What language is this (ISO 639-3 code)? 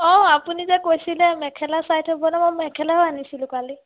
asm